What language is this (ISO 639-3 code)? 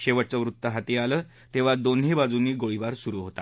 mar